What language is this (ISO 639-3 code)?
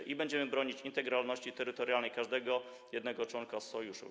pol